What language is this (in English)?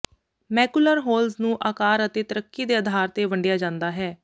Punjabi